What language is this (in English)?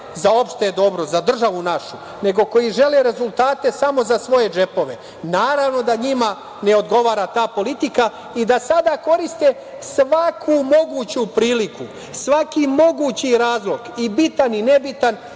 Serbian